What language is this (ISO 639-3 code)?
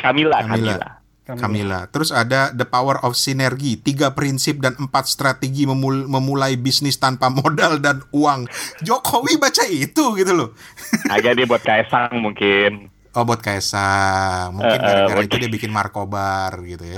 ind